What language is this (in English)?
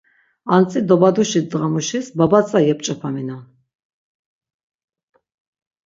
Laz